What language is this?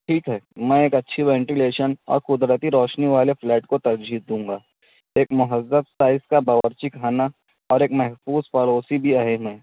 Urdu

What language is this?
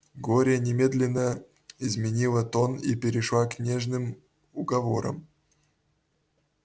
Russian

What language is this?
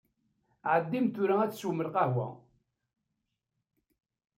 Kabyle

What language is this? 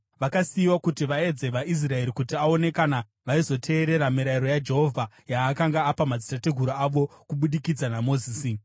Shona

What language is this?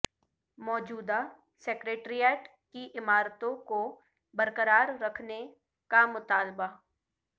Urdu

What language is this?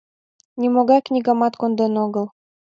Mari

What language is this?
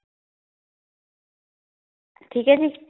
Punjabi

